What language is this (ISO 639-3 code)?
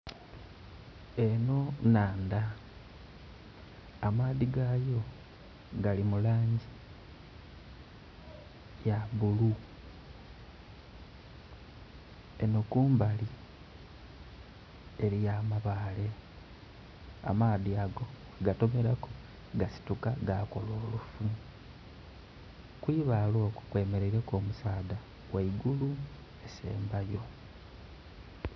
xog